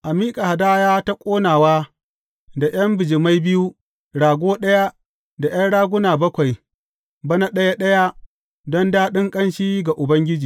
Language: Hausa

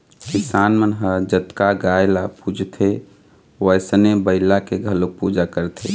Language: Chhattisgarhi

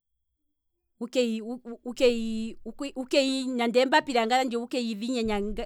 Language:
Kwambi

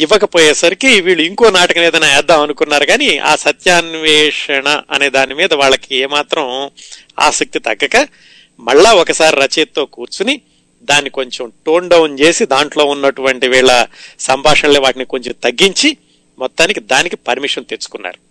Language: Telugu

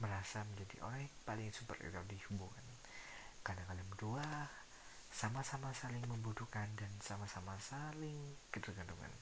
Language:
Indonesian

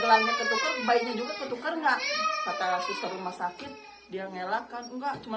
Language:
Indonesian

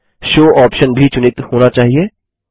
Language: Hindi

